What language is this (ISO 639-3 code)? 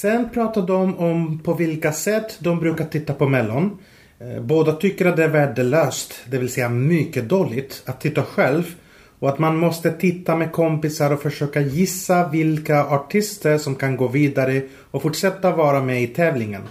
swe